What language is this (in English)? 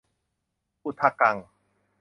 Thai